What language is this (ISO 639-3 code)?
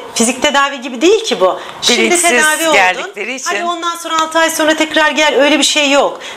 tur